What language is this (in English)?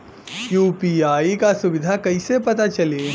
Bhojpuri